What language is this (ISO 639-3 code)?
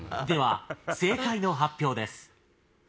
jpn